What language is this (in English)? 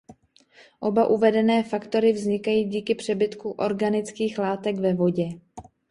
Czech